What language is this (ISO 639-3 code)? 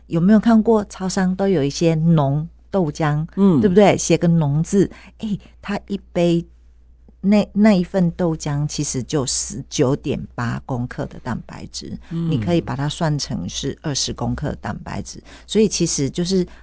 zho